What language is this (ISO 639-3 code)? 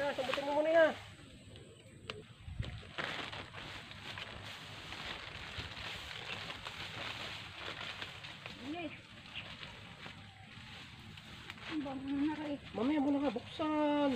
fil